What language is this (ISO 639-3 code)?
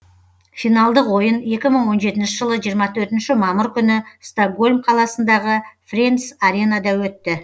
kaz